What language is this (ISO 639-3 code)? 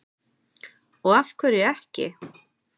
isl